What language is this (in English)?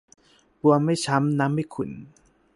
Thai